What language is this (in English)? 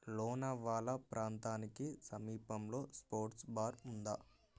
Telugu